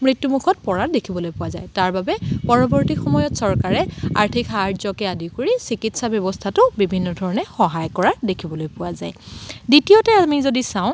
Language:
Assamese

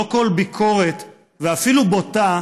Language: Hebrew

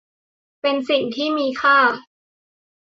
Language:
Thai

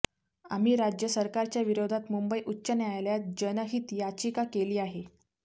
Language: Marathi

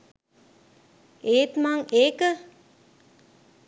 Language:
Sinhala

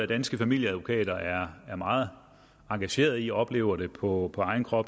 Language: Danish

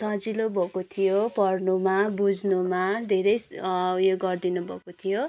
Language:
Nepali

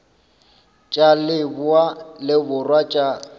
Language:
Northern Sotho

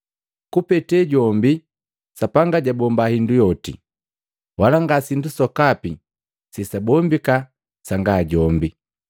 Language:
Matengo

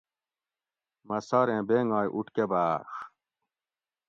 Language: Gawri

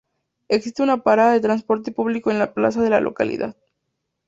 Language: Spanish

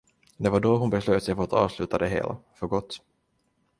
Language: Swedish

